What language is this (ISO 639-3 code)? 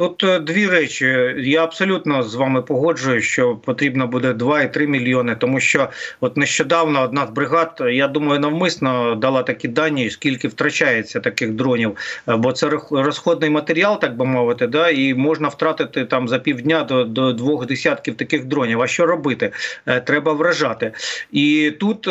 ukr